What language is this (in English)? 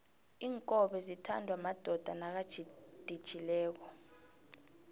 South Ndebele